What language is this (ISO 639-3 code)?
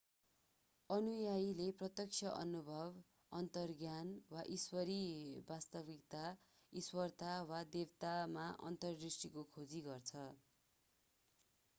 nep